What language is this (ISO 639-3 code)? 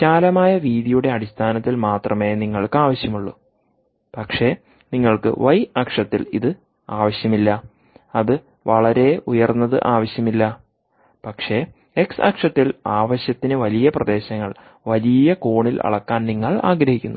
mal